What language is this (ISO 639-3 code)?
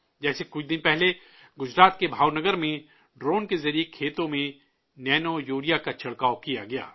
urd